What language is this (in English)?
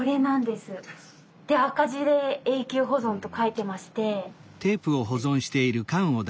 Japanese